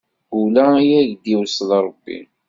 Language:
Kabyle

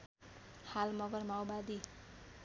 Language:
Nepali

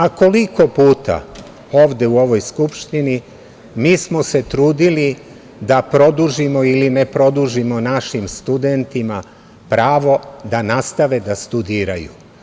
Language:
Serbian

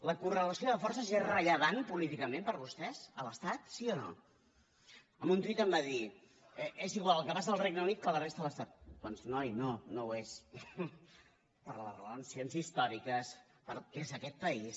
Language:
Catalan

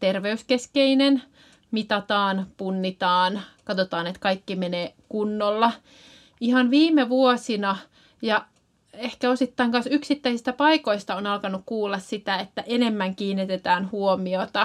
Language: Finnish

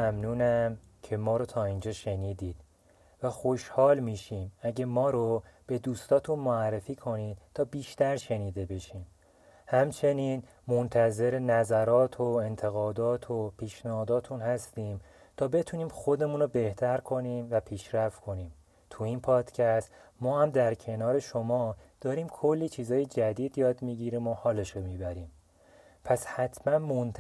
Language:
Persian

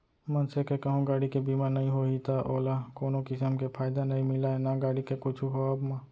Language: Chhattisgarhi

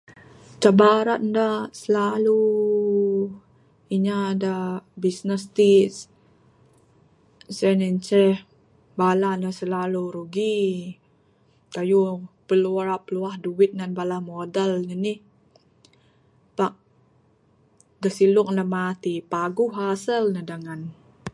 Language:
Bukar-Sadung Bidayuh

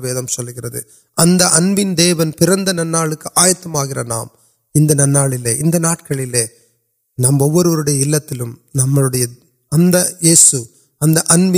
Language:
Urdu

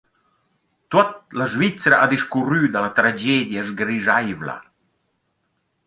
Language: Romansh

